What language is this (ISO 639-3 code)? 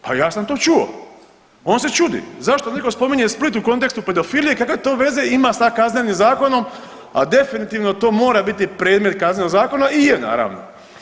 hrv